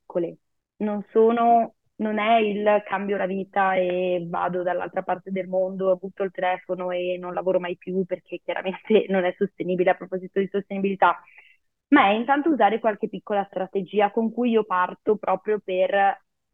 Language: Italian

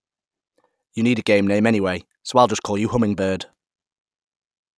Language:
English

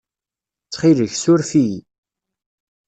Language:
Kabyle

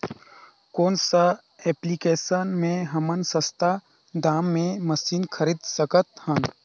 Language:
Chhattisgarhi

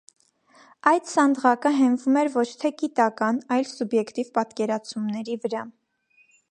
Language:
Armenian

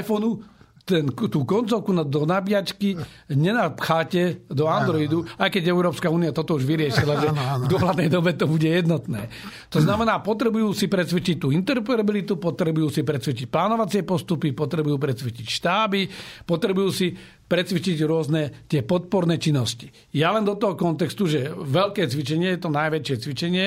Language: Slovak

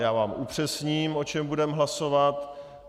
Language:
Czech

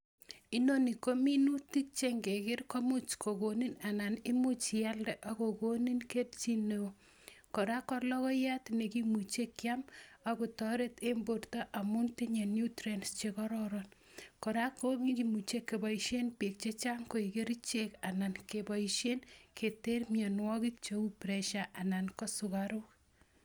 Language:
Kalenjin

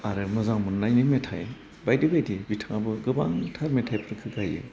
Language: Bodo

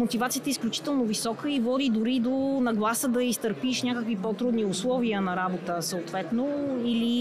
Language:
Bulgarian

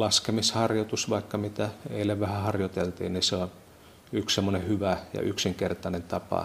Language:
Finnish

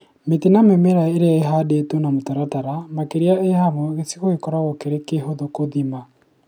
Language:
Kikuyu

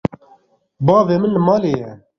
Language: Kurdish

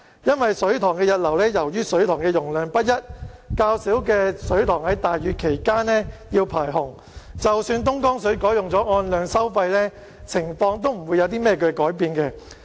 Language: Cantonese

